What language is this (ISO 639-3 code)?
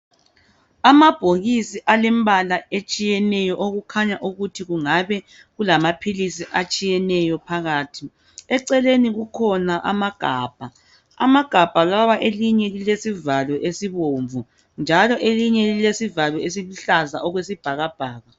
nde